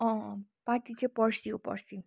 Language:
Nepali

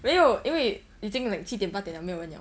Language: English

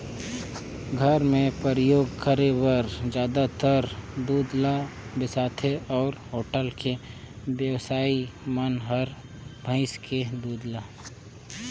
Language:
Chhattisgarhi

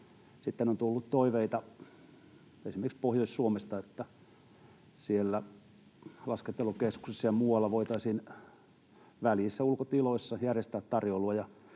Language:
Finnish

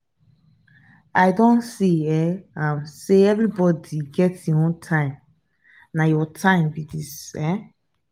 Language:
Nigerian Pidgin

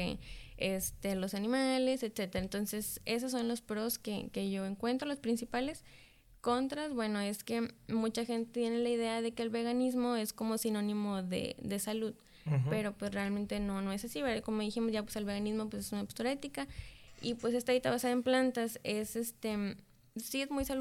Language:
Spanish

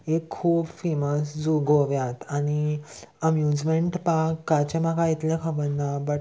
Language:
Konkani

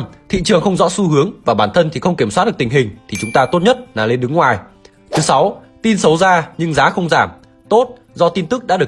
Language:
Vietnamese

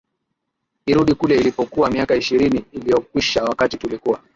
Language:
Swahili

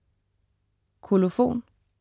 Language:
Danish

